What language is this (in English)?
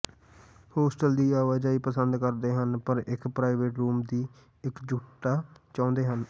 Punjabi